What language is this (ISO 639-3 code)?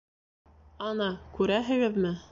bak